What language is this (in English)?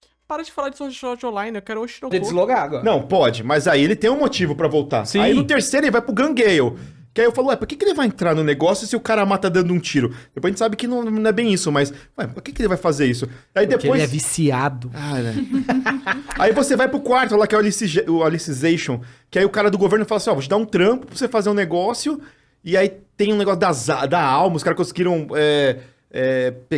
Portuguese